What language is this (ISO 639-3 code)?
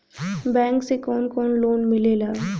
bho